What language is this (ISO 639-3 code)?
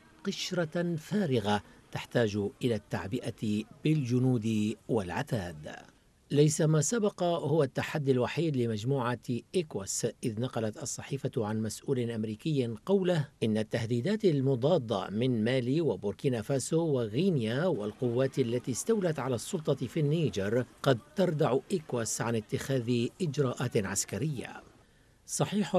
ara